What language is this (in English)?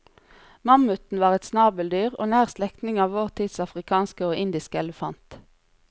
Norwegian